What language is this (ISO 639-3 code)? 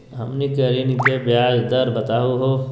mag